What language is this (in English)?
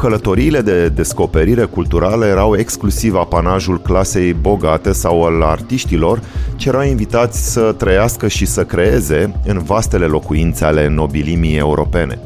Romanian